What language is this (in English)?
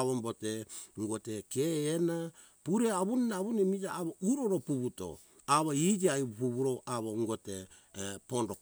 Hunjara-Kaina Ke